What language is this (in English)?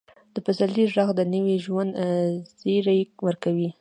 Pashto